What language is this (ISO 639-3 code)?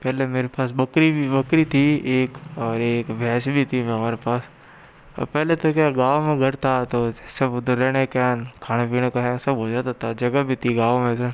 hin